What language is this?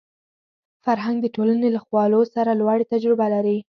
Pashto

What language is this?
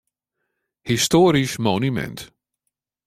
Western Frisian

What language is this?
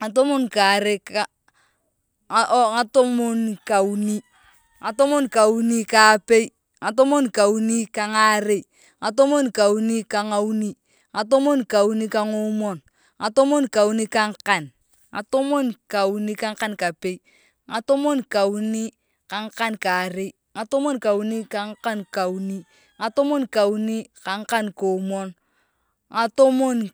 Turkana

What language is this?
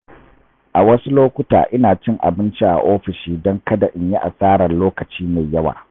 Hausa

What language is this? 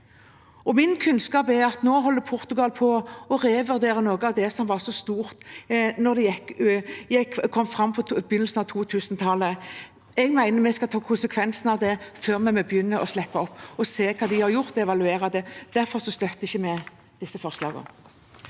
Norwegian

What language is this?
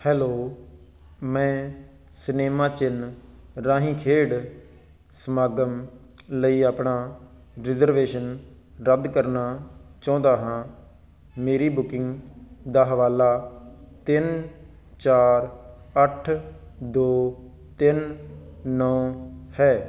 Punjabi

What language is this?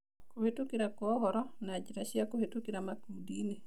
Kikuyu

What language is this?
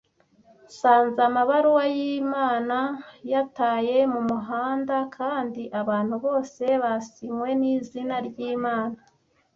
Kinyarwanda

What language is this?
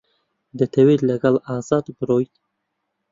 Central Kurdish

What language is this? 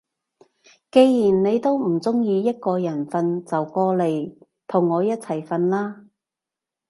Cantonese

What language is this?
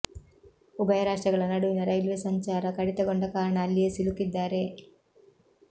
Kannada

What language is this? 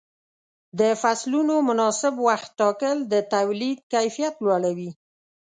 Pashto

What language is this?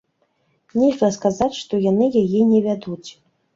Belarusian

